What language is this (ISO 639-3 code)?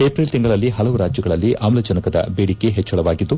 kan